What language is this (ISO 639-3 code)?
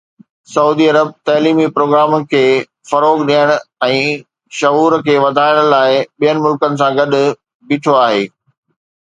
snd